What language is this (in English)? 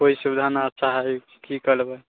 Maithili